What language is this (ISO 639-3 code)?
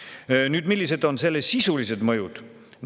est